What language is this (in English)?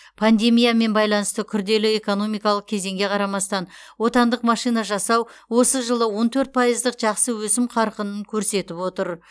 Kazakh